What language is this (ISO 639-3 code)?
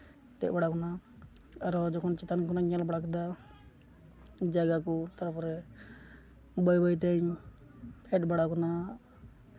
sat